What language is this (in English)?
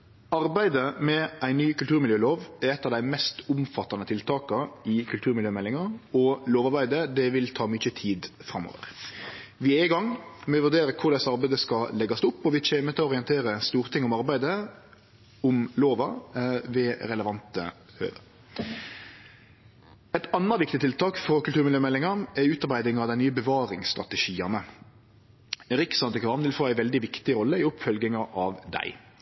Norwegian Nynorsk